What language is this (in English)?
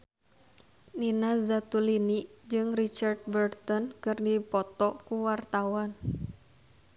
Sundanese